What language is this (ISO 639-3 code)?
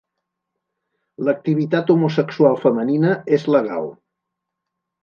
cat